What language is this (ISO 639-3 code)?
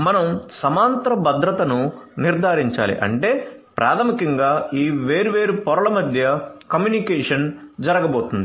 tel